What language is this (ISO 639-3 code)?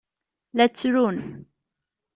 kab